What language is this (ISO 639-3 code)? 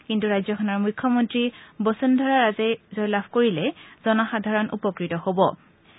asm